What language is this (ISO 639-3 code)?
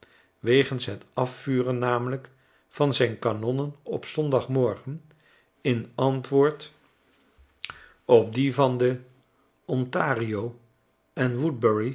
nld